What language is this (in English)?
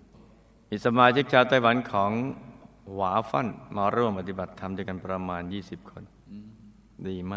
Thai